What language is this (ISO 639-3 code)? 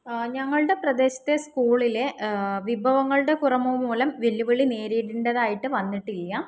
mal